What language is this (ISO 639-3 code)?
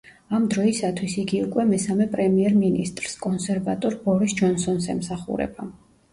kat